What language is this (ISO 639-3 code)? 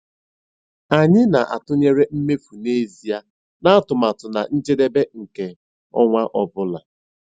ibo